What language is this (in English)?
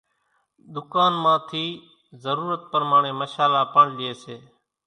Kachi Koli